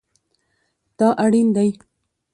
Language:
Pashto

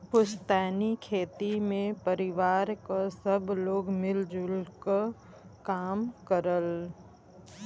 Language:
Bhojpuri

